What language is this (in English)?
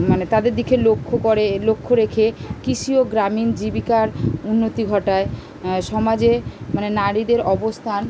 Bangla